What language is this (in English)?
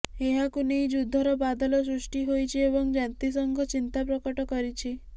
Odia